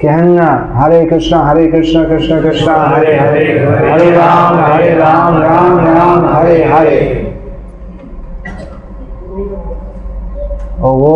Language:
Hindi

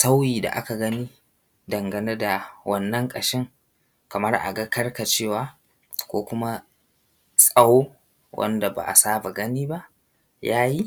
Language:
Hausa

